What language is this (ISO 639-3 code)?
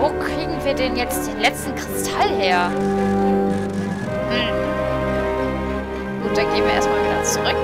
deu